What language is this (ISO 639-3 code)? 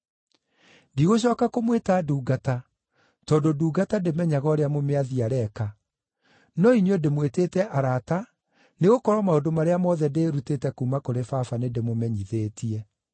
kik